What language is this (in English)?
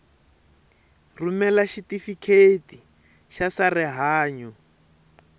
Tsonga